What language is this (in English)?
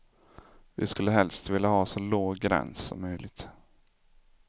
Swedish